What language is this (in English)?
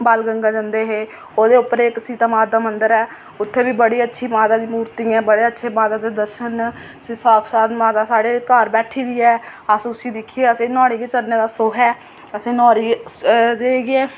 Dogri